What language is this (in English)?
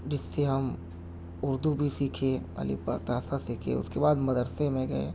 Urdu